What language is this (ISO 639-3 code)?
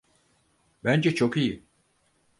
tur